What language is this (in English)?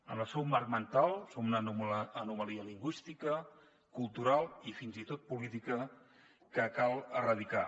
Catalan